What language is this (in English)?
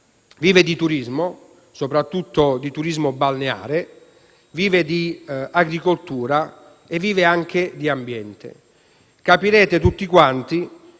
Italian